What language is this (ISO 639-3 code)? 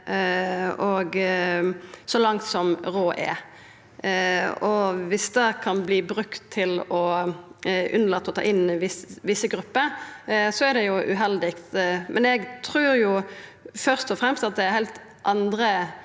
nor